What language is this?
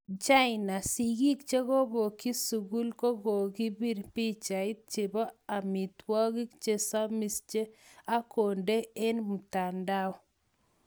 Kalenjin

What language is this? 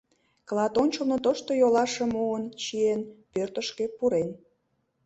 Mari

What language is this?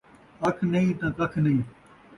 Saraiki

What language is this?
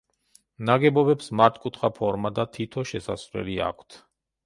Georgian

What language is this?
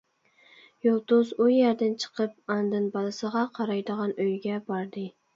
Uyghur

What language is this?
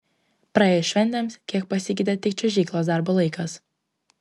Lithuanian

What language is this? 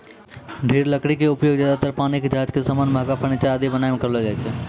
Maithili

